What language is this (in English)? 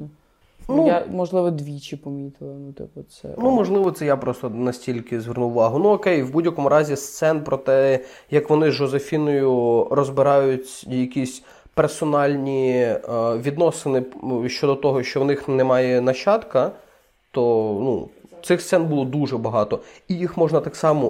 Ukrainian